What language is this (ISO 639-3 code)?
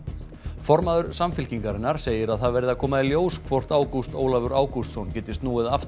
isl